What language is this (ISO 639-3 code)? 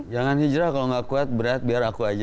ind